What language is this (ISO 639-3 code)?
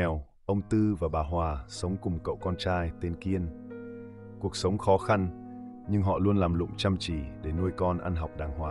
vie